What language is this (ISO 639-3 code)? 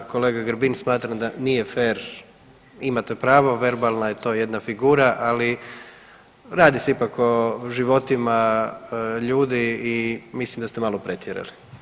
hrv